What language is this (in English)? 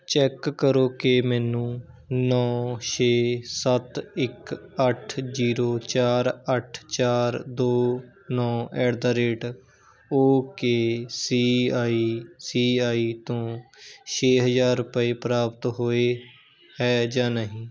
Punjabi